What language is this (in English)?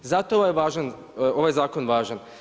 Croatian